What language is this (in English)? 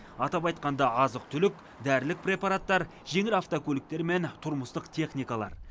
Kazakh